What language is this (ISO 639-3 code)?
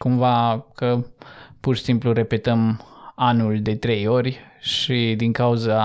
ron